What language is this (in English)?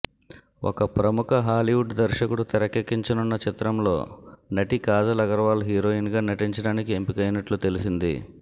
Telugu